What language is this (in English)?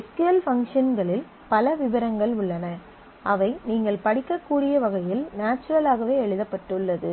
Tamil